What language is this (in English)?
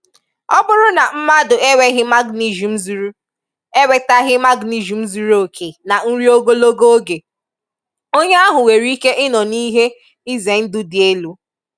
Igbo